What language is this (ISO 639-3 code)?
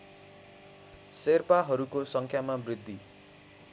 nep